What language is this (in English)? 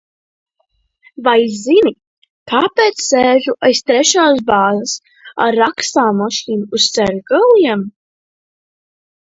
Latvian